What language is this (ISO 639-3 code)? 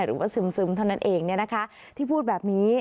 tha